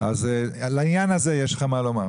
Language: Hebrew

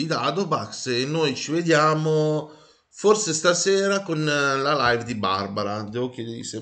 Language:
Italian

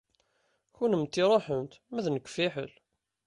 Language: Kabyle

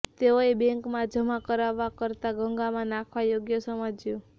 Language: Gujarati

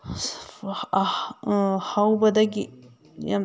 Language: Manipuri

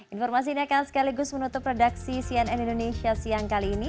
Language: Indonesian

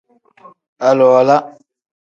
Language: Tem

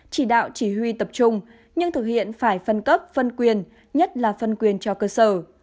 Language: Vietnamese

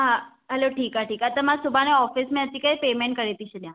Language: Sindhi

